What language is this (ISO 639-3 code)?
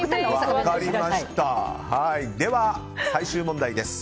jpn